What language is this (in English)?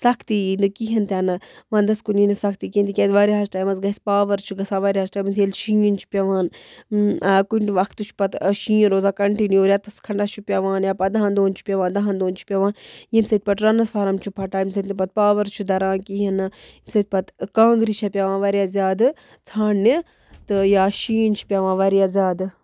Kashmiri